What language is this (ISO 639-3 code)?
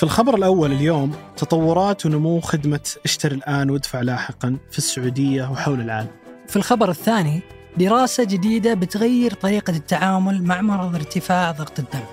ara